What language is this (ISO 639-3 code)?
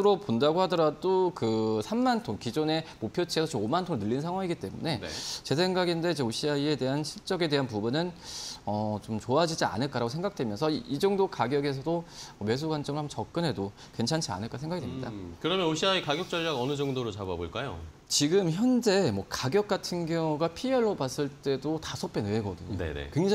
kor